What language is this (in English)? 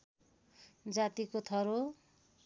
Nepali